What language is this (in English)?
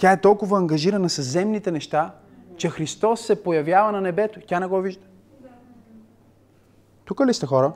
Bulgarian